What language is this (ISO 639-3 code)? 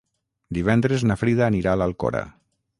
cat